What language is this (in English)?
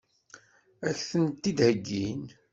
Kabyle